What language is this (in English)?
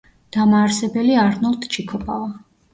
Georgian